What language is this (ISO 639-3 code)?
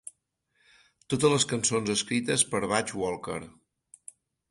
cat